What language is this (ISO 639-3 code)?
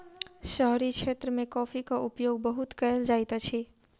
mai